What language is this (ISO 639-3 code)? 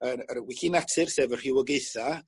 cym